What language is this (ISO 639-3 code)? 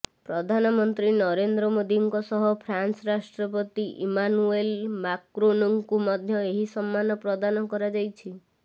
ori